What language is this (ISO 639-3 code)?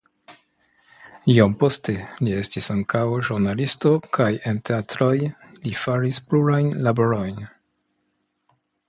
epo